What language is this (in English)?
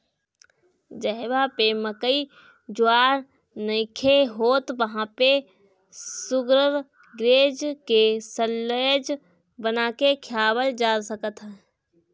Bhojpuri